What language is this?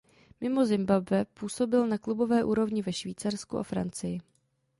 Czech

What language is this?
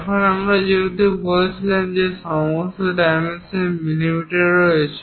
Bangla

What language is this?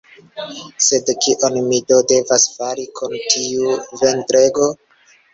Esperanto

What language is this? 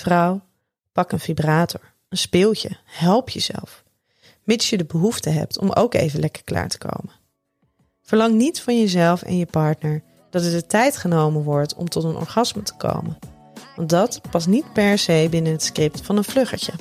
Dutch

